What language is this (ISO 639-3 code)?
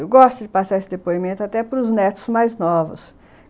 por